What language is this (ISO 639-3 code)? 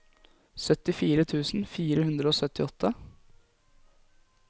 nor